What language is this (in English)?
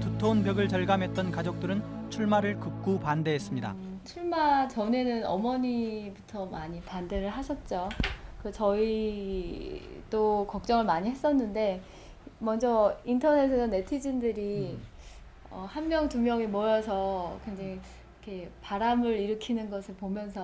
Korean